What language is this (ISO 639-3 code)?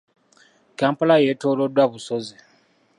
lug